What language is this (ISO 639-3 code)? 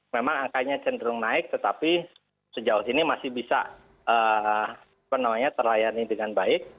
ind